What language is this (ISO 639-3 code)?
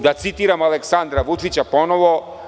srp